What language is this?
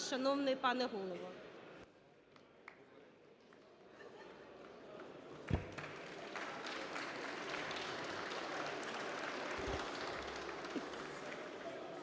Ukrainian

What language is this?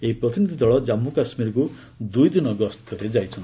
Odia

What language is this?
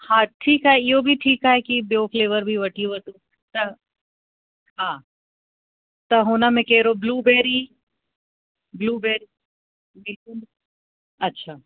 Sindhi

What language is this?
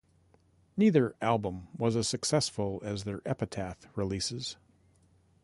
English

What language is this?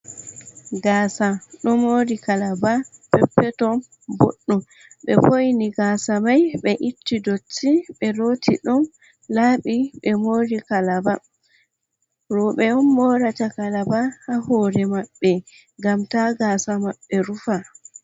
Fula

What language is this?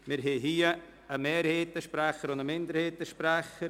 Swiss German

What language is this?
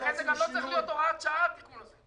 Hebrew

